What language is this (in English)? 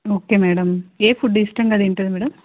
Telugu